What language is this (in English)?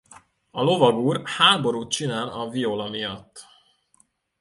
Hungarian